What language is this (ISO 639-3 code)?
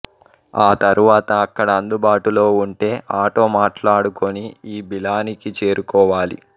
tel